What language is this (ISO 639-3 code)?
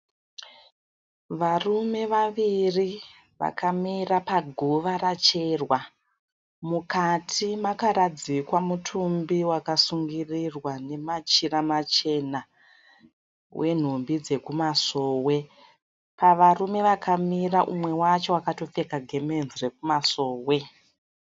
sna